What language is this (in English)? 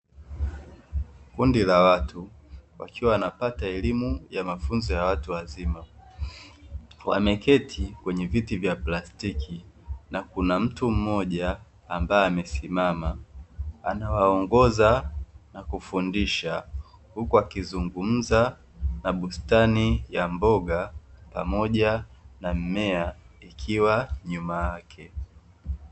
Swahili